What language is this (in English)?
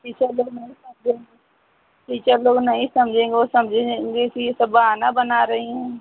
Hindi